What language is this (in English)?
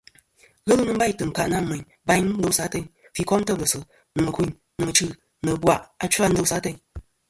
Kom